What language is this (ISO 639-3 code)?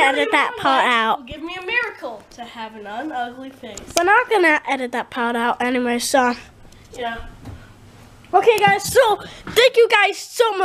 eng